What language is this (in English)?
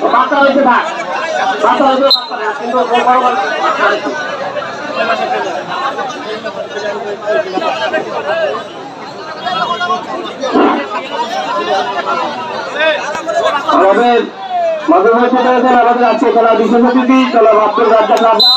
Arabic